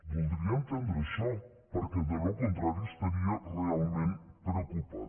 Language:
Catalan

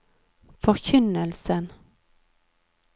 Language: Norwegian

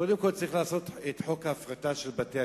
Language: Hebrew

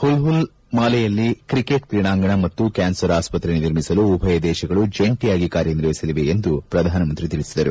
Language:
Kannada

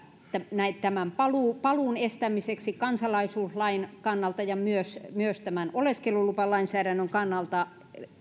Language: Finnish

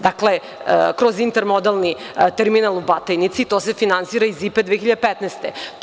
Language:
Serbian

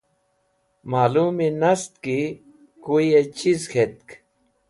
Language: Wakhi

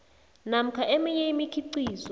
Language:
South Ndebele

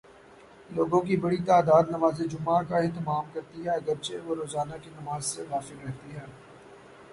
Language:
Urdu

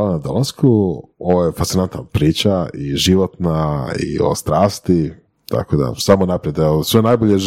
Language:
Croatian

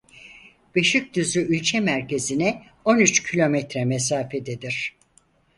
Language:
Turkish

